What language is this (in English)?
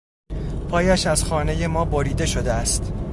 Persian